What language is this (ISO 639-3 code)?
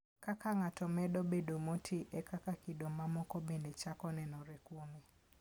luo